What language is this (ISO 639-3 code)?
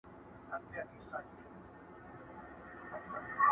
pus